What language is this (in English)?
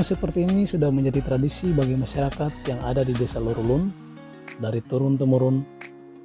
Indonesian